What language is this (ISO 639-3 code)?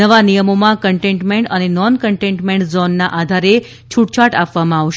guj